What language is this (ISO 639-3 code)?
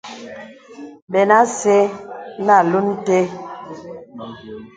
beb